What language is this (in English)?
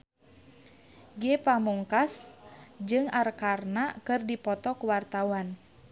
Sundanese